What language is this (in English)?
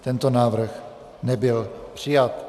Czech